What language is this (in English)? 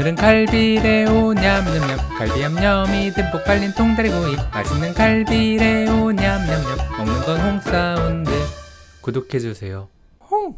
Korean